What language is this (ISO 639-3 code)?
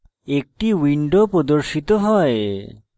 ben